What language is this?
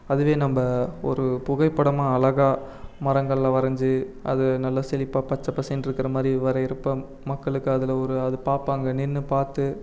Tamil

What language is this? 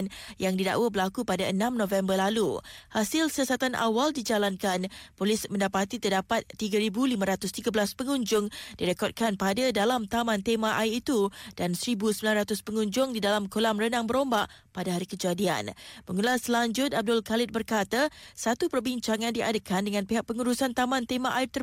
Malay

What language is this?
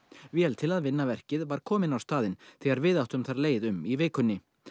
Icelandic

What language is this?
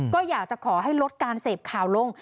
Thai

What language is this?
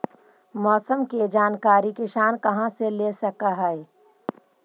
Magahi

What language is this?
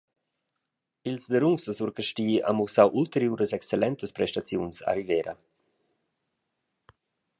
Romansh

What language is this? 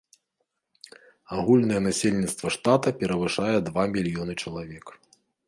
Belarusian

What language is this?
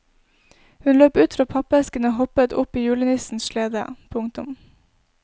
Norwegian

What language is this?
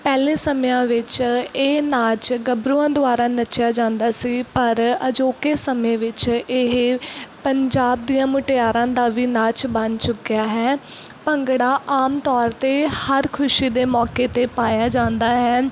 Punjabi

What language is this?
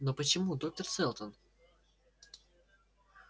Russian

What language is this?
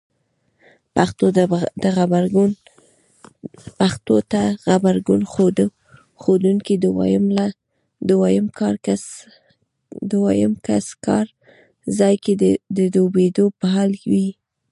Pashto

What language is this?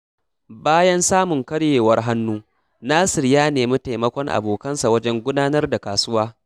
Hausa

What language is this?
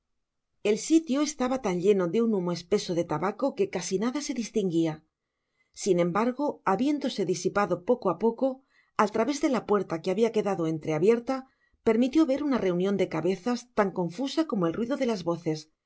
Spanish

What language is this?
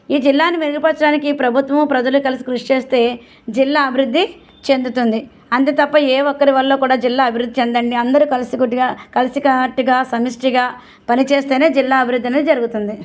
Telugu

